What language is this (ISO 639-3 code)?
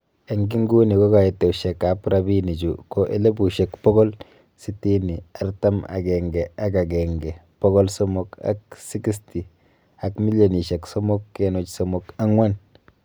kln